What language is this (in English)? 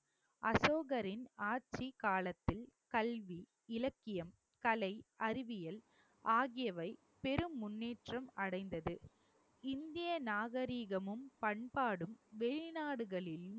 Tamil